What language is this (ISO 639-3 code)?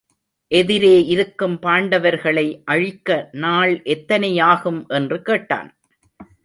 tam